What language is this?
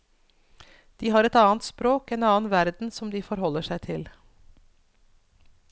Norwegian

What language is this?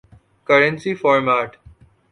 Urdu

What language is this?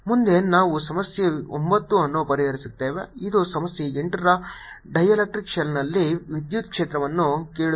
Kannada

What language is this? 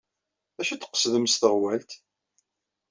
Kabyle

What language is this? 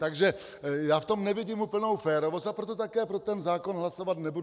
Czech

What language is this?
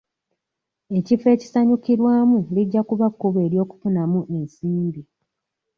Ganda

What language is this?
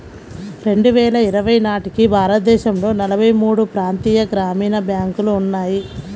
Telugu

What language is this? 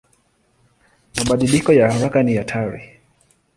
Swahili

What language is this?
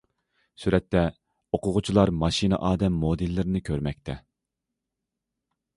Uyghur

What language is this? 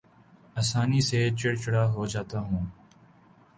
Urdu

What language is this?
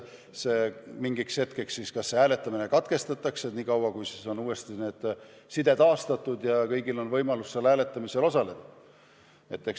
Estonian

